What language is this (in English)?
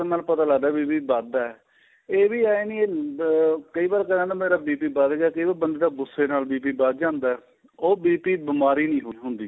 Punjabi